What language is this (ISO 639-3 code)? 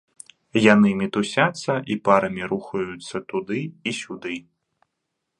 bel